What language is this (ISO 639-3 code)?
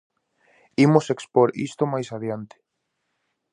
glg